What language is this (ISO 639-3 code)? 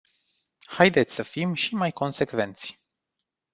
ron